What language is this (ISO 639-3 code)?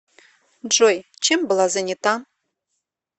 rus